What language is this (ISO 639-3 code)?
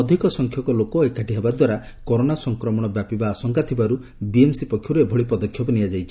ori